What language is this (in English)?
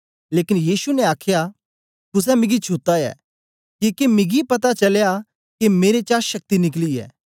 Dogri